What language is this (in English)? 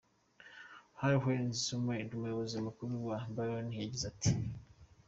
Kinyarwanda